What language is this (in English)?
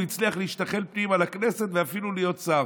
Hebrew